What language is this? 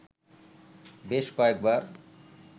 Bangla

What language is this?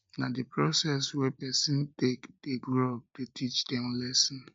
Nigerian Pidgin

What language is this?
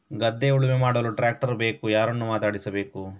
Kannada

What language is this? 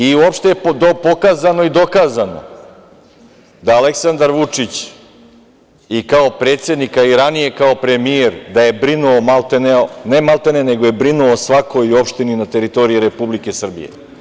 Serbian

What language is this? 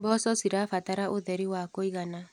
Kikuyu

